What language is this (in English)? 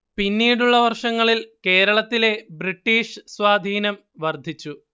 Malayalam